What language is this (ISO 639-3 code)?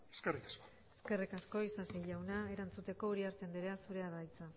eus